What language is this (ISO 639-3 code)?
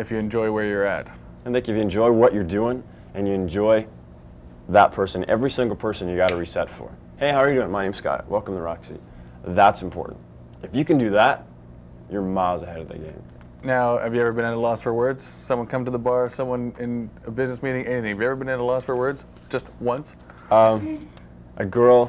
eng